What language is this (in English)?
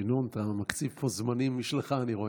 Hebrew